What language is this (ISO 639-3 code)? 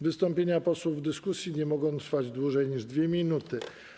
pol